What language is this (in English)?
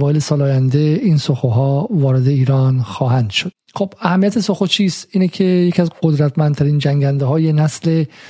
Persian